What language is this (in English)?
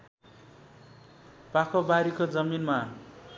Nepali